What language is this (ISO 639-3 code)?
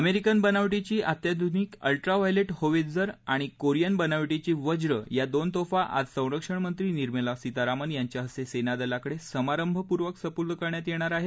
mar